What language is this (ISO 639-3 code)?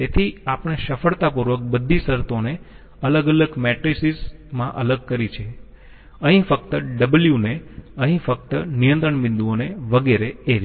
guj